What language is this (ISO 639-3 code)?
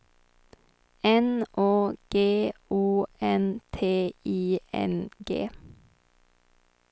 swe